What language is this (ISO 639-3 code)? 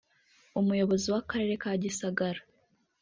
kin